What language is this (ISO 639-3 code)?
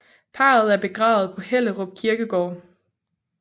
dan